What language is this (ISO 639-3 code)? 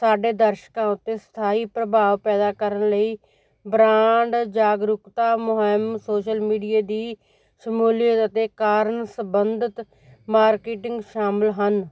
pan